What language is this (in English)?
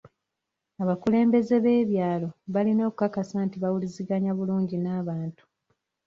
Ganda